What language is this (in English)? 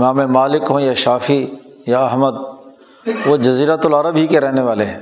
Urdu